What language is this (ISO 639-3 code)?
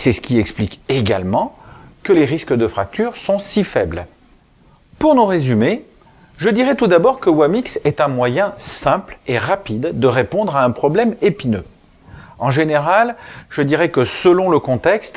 fra